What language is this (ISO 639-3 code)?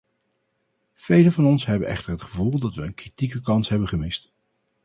nld